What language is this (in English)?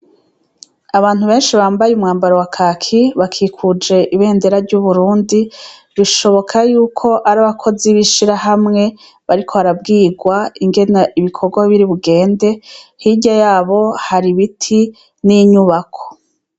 Rundi